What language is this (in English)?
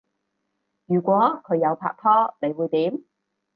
Cantonese